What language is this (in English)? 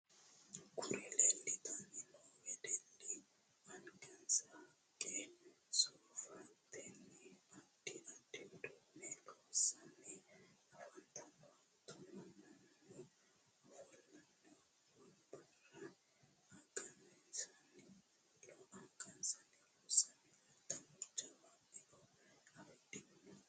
Sidamo